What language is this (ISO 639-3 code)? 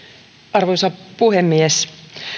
fin